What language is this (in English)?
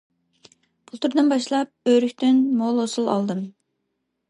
Uyghur